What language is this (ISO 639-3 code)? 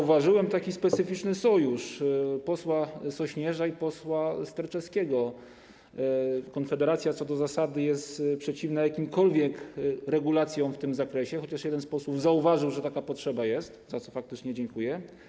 pol